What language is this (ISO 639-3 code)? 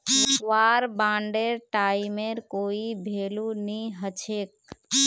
mag